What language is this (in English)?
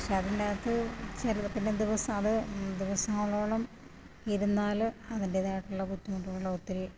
Malayalam